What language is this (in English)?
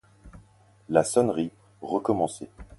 French